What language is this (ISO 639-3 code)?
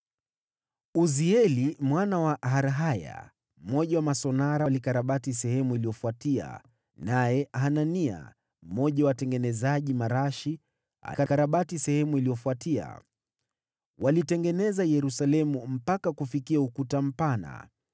swa